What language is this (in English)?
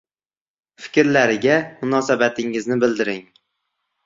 Uzbek